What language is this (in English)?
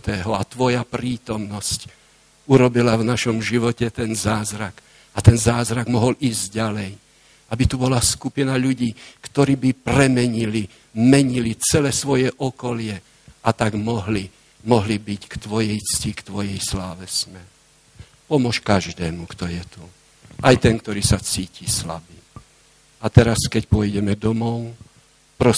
Slovak